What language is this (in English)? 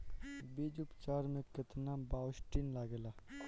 Bhojpuri